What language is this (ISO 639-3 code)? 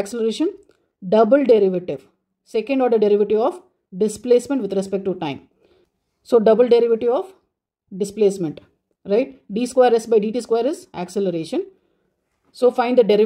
eng